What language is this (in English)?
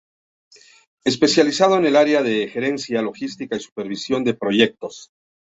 Spanish